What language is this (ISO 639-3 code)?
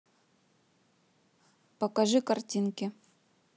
rus